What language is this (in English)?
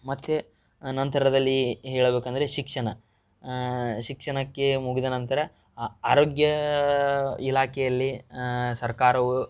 Kannada